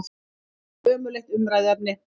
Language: Icelandic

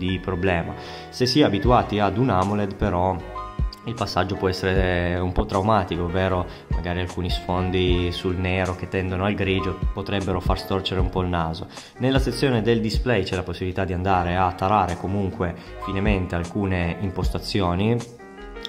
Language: Italian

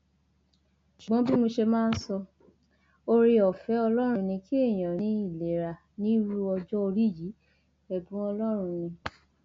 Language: Yoruba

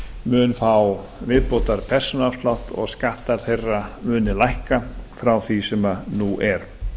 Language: Icelandic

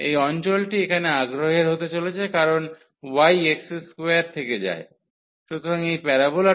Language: Bangla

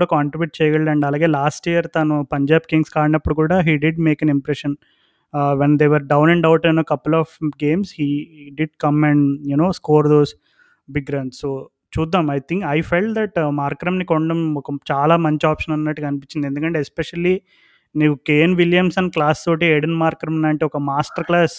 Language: Telugu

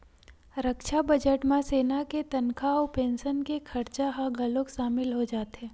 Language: Chhattisgarhi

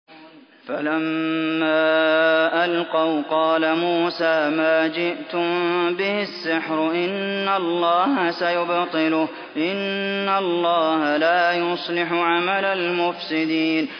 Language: Arabic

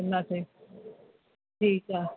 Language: Sindhi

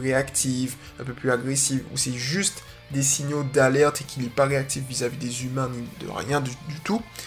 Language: French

